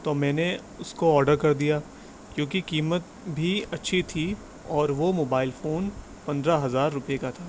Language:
Urdu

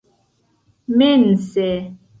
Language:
Esperanto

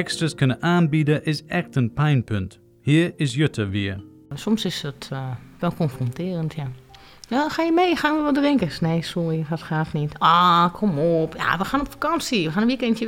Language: Dutch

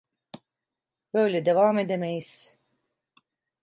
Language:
Turkish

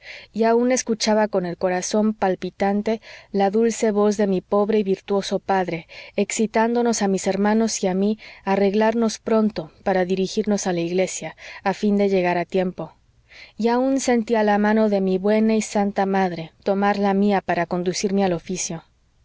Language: Spanish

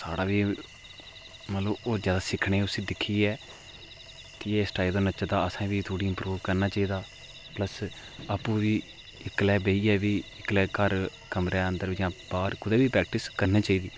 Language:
Dogri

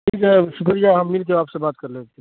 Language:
Urdu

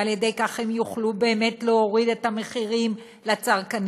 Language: Hebrew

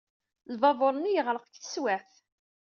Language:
Kabyle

